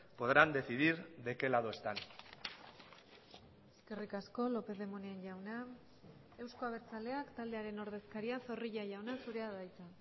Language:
Basque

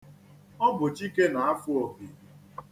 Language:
Igbo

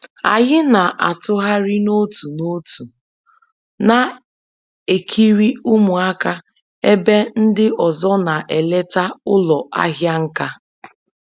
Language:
Igbo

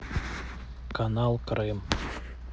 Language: Russian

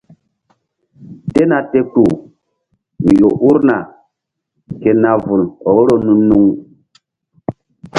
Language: Mbum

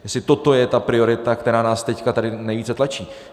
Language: Czech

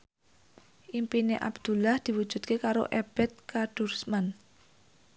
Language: Javanese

